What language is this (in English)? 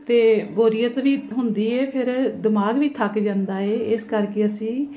Punjabi